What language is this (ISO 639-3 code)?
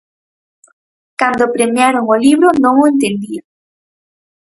glg